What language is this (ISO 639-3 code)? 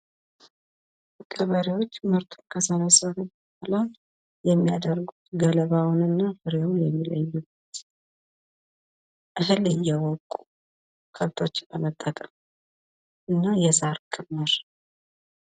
amh